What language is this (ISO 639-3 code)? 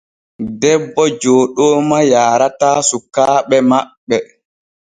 fue